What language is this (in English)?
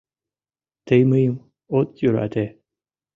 Mari